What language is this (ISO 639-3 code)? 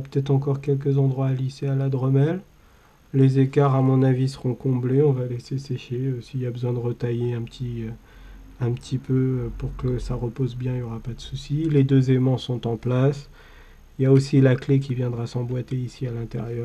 fra